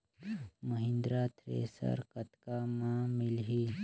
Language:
Chhattisgarhi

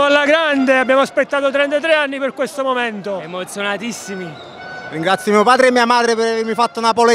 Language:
Italian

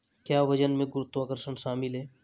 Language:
Hindi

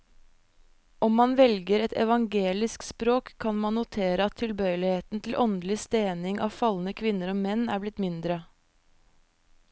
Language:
Norwegian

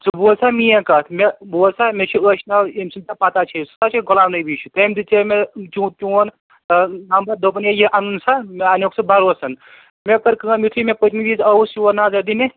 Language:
Kashmiri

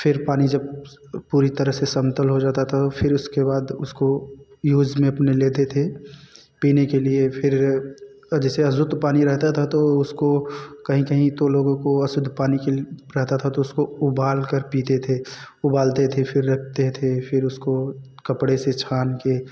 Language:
Hindi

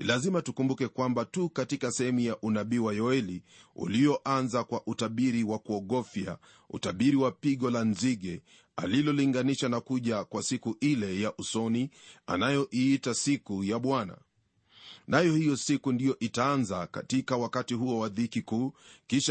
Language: Swahili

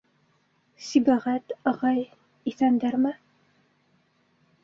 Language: Bashkir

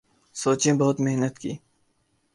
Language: Urdu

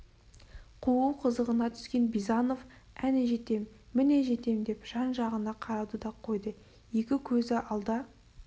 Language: Kazakh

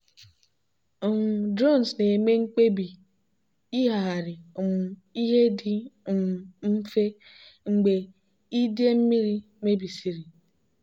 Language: Igbo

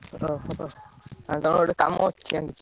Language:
Odia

